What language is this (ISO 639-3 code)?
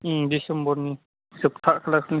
brx